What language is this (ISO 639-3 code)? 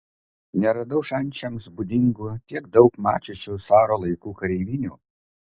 lit